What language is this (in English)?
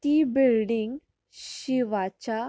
Konkani